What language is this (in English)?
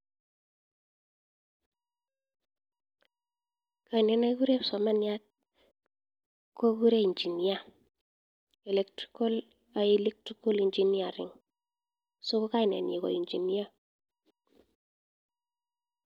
Kalenjin